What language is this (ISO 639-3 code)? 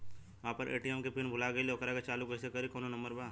bho